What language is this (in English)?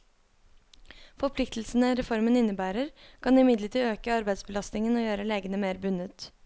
Norwegian